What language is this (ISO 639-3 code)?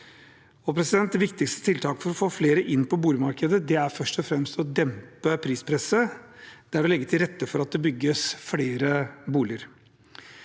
nor